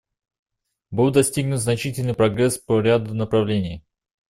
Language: Russian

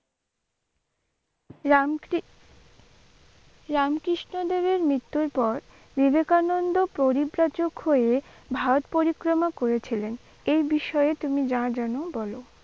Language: Bangla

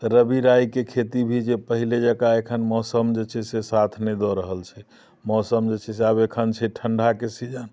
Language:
Maithili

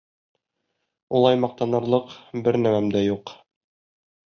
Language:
Bashkir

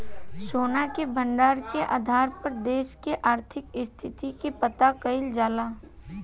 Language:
Bhojpuri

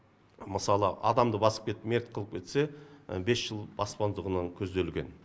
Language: Kazakh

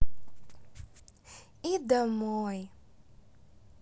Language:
Russian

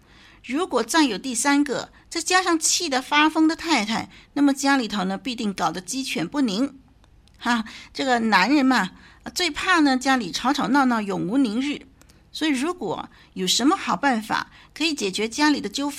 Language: Chinese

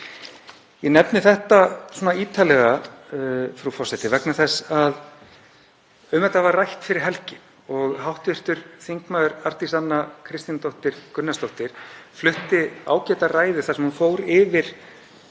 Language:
Icelandic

